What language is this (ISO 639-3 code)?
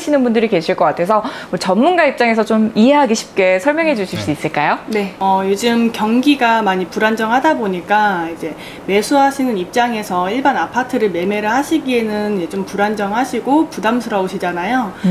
kor